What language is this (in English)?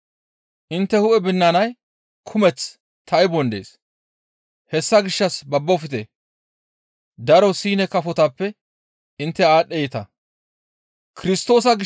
Gamo